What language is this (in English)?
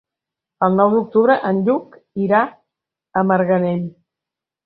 Catalan